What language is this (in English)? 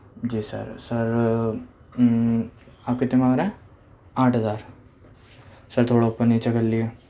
Urdu